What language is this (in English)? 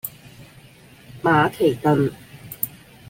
Cantonese